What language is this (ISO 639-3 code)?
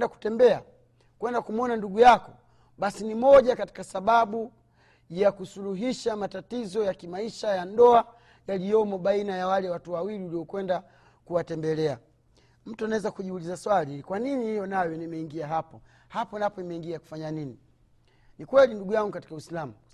swa